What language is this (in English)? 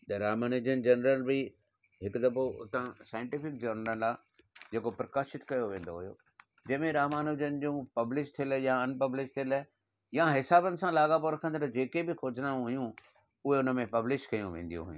Sindhi